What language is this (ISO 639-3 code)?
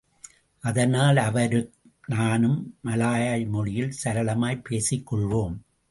tam